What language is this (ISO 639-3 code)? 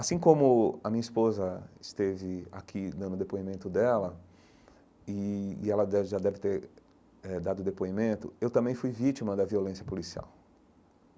por